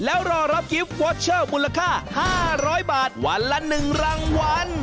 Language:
Thai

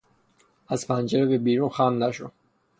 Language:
Persian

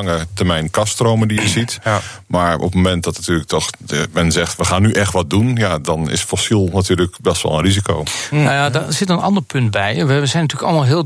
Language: Dutch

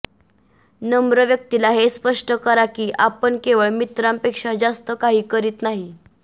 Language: Marathi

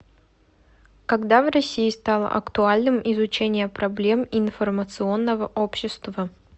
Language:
Russian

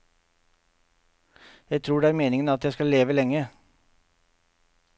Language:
Norwegian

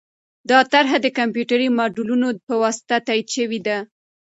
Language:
Pashto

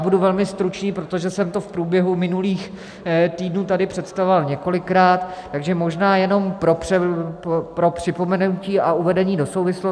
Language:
Czech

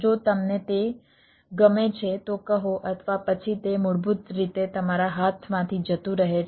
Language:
Gujarati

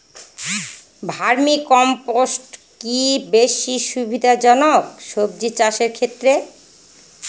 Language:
Bangla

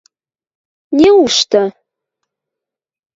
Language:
Western Mari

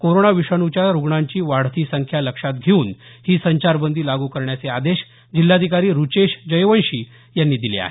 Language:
Marathi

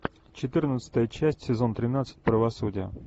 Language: Russian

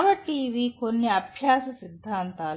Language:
Telugu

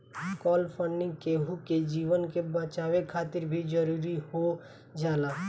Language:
Bhojpuri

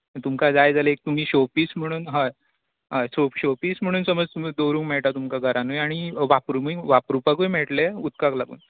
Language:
Konkani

